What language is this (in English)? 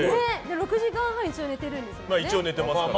Japanese